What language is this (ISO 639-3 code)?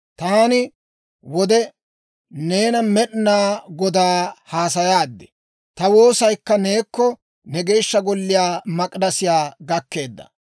dwr